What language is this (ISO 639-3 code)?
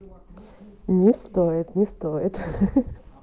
rus